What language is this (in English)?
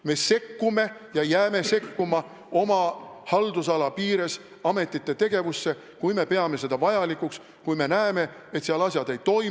Estonian